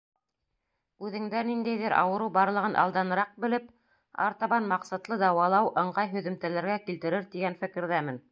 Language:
Bashkir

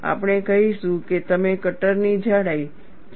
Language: Gujarati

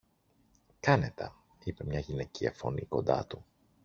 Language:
Greek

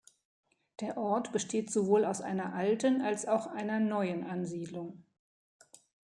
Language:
German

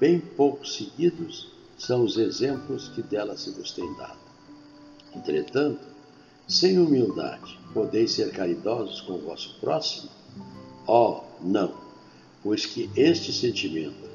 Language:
Portuguese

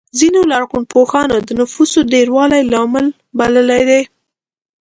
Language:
Pashto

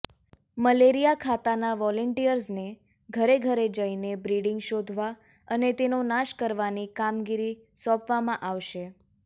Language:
Gujarati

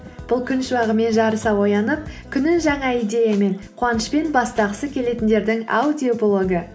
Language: Kazakh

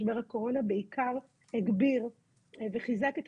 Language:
Hebrew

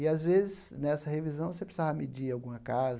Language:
Portuguese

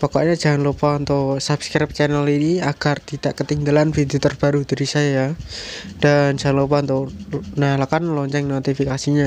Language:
Indonesian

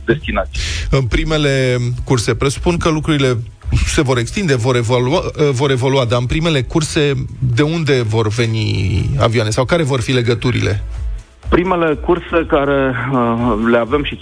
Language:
Romanian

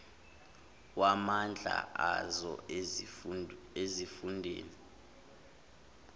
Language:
Zulu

